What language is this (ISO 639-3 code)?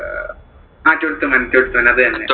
mal